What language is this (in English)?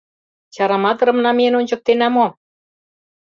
Mari